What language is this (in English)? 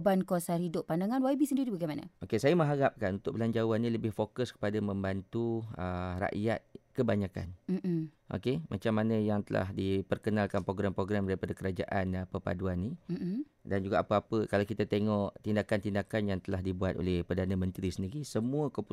Malay